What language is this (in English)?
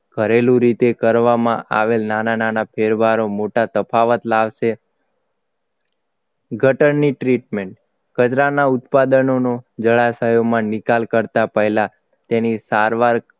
Gujarati